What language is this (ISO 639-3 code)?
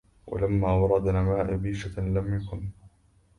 ara